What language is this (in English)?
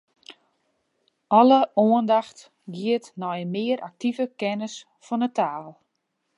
Western Frisian